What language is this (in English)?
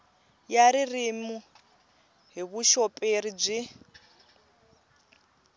Tsonga